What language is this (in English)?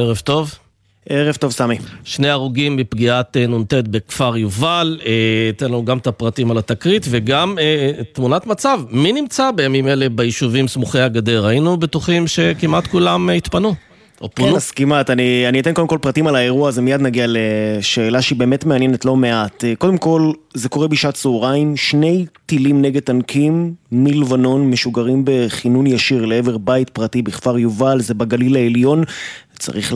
Hebrew